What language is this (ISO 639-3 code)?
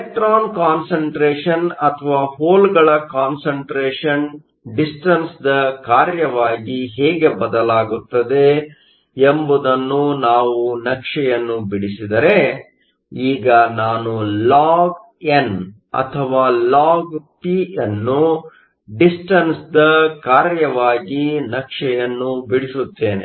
kan